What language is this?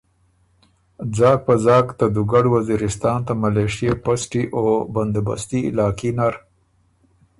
Ormuri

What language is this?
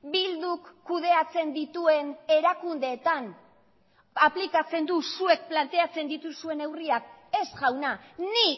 Basque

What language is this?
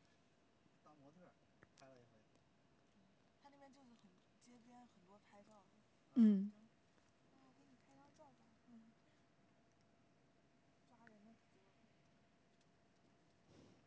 Chinese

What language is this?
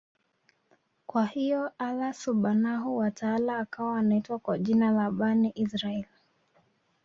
Swahili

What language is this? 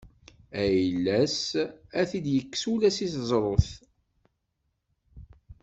Kabyle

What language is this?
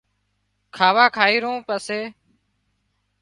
Wadiyara Koli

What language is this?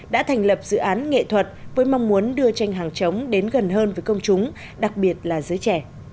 Vietnamese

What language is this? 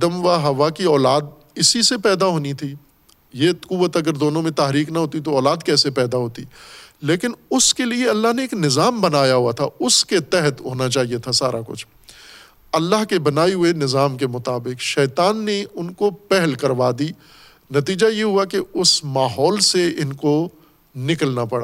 Urdu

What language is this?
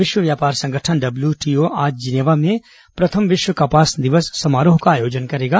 Hindi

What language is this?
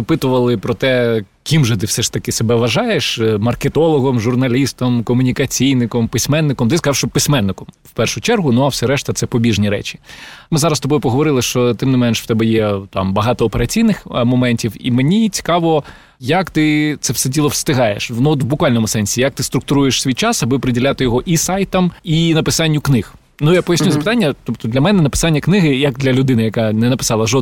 Ukrainian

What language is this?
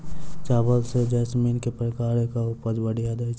Maithili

